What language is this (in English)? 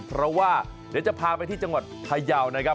Thai